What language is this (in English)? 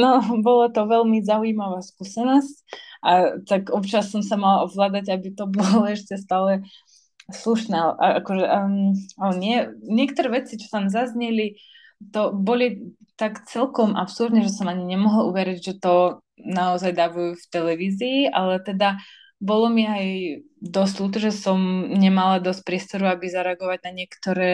Slovak